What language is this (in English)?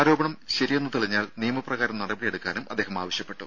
Malayalam